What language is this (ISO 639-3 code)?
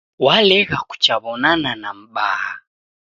dav